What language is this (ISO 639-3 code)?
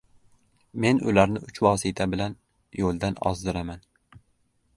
uzb